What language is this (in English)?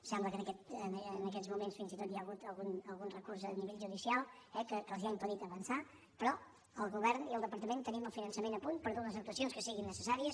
Catalan